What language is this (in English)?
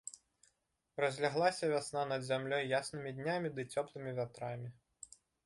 Belarusian